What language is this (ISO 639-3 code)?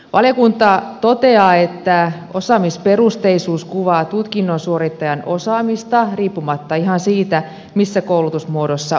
fin